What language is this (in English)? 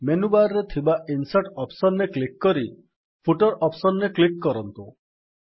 Odia